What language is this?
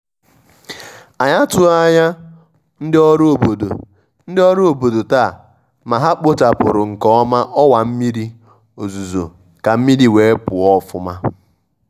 Igbo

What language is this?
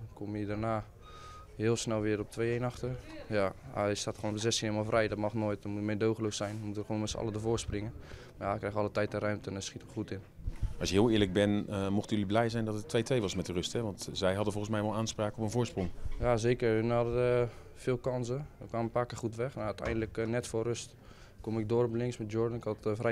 Dutch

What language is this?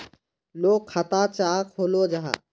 Magahi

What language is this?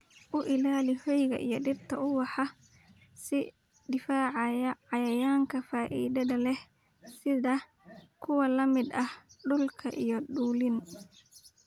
Somali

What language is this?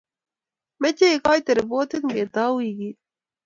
Kalenjin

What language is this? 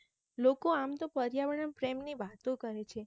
Gujarati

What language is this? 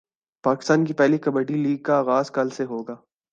Urdu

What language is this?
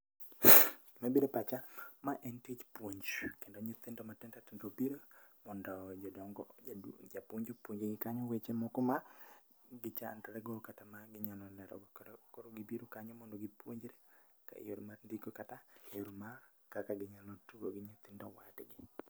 Luo (Kenya and Tanzania)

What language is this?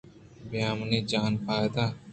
Eastern Balochi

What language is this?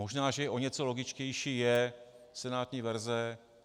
Czech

